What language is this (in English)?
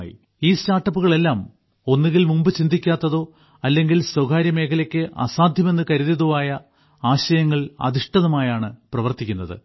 Malayalam